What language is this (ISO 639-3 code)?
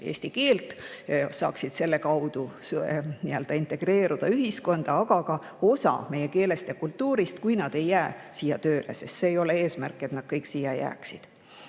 est